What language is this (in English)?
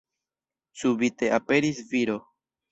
Esperanto